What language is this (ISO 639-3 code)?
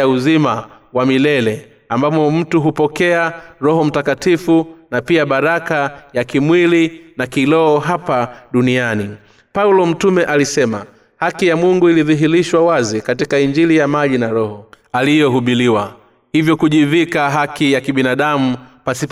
swa